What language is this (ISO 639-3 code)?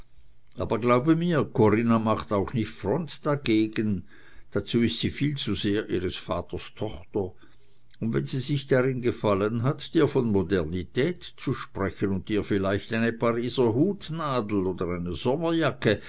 deu